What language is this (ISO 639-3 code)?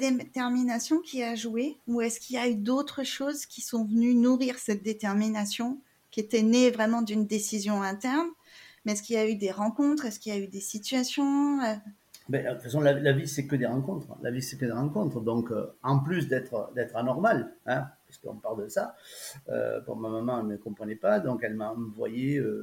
fra